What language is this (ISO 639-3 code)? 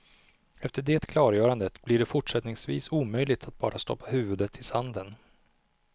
swe